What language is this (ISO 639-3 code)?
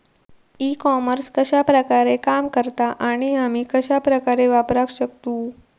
mar